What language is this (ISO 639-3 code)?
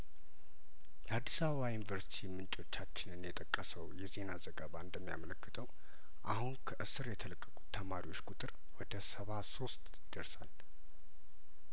amh